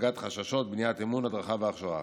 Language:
Hebrew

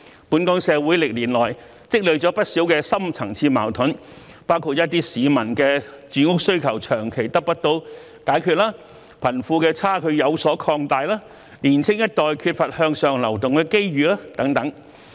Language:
Cantonese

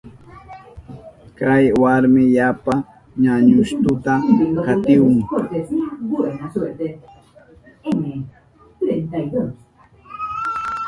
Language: Southern Pastaza Quechua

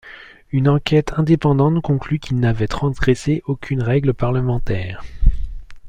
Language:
French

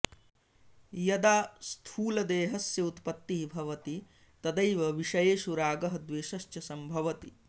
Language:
Sanskrit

